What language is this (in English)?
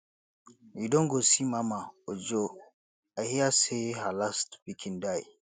Nigerian Pidgin